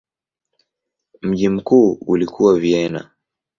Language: Swahili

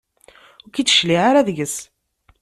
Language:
Kabyle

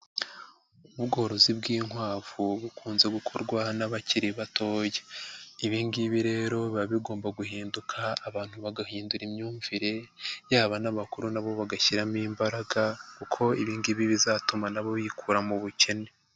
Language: Kinyarwanda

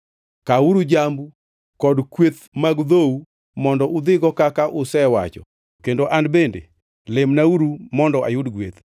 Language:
Luo (Kenya and Tanzania)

